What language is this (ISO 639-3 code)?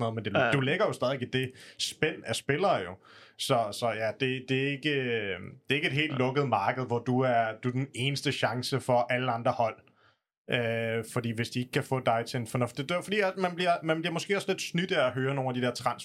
dan